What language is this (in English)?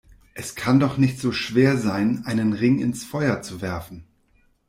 German